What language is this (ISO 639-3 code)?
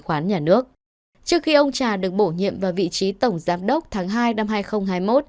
vie